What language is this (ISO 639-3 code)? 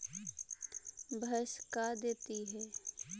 mag